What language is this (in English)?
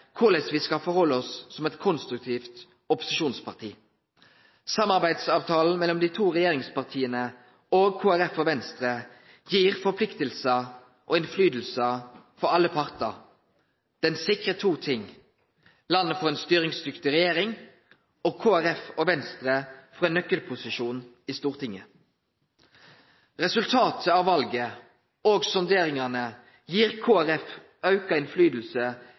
Norwegian Nynorsk